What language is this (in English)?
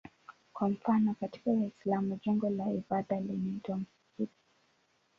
Swahili